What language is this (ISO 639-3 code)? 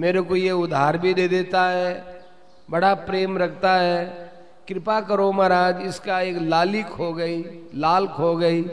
hin